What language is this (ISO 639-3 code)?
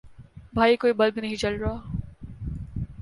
urd